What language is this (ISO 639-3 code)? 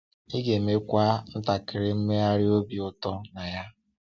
ibo